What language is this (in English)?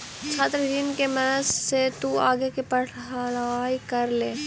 Magahi